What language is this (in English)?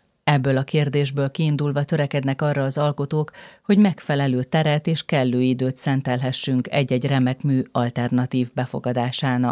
Hungarian